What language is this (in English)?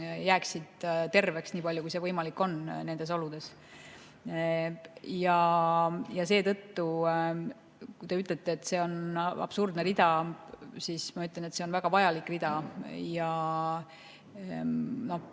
Estonian